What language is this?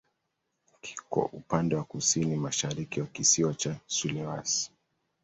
Swahili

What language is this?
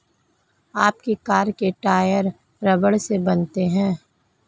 Hindi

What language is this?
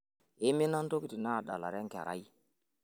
Masai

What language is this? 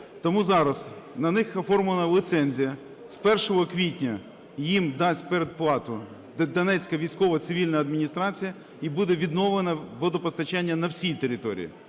Ukrainian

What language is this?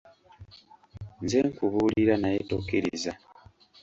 Ganda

